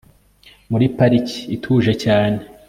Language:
Kinyarwanda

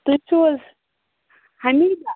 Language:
Kashmiri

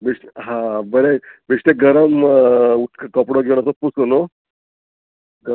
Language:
Konkani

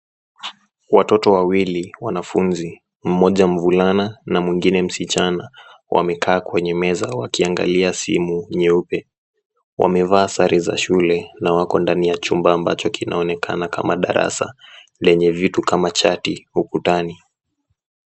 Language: Swahili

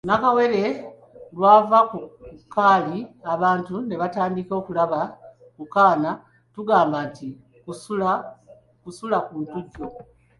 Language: Ganda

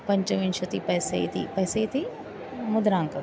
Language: Sanskrit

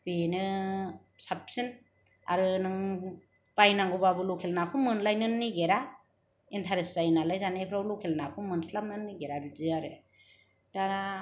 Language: Bodo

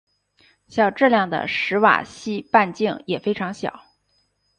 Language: Chinese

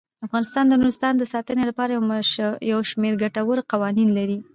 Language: Pashto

